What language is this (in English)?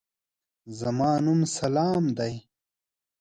Pashto